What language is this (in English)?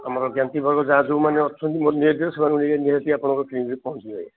Odia